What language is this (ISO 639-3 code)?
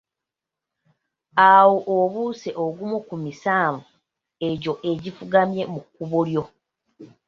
lug